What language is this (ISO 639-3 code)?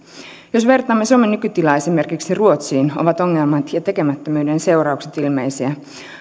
fin